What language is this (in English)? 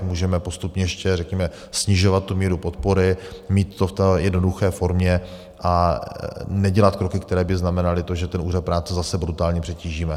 Czech